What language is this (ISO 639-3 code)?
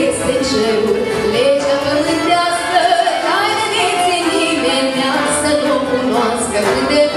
kor